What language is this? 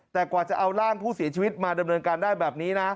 Thai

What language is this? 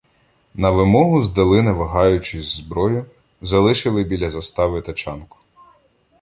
Ukrainian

